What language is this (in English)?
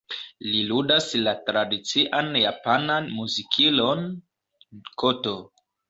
Esperanto